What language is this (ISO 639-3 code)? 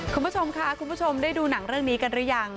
tha